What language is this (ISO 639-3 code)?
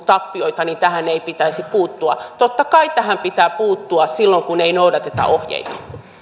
fin